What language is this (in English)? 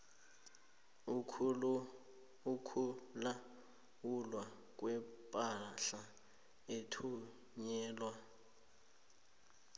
South Ndebele